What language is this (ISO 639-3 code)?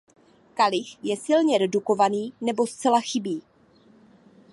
ces